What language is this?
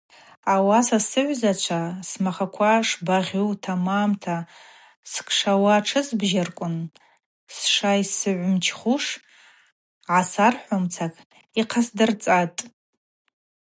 Abaza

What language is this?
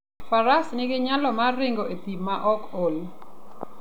Luo (Kenya and Tanzania)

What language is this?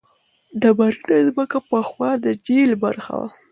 Pashto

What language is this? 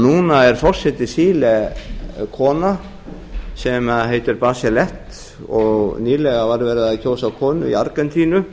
Icelandic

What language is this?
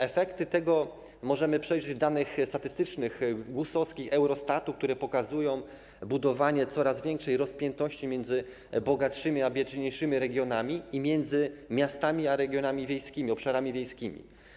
Polish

